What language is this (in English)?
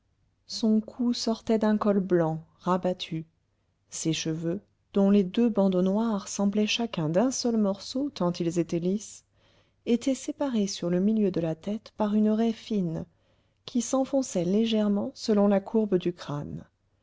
French